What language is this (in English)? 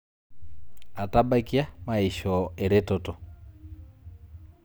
Masai